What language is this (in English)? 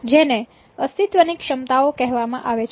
Gujarati